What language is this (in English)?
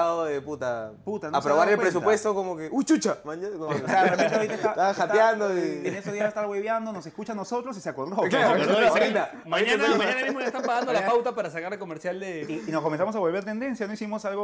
Spanish